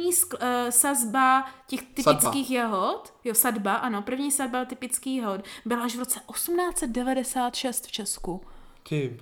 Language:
Czech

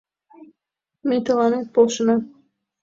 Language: Mari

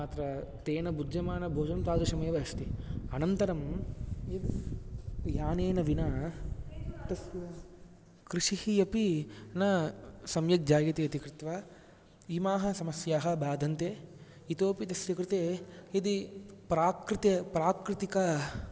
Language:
Sanskrit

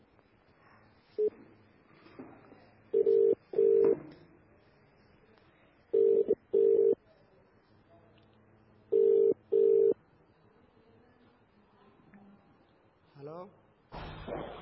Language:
Malayalam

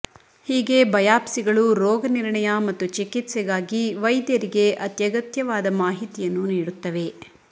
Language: Kannada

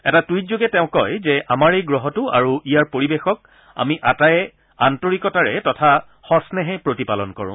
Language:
Assamese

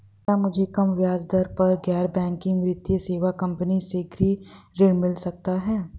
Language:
Hindi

